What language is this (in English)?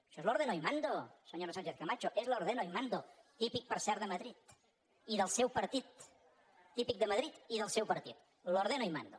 Catalan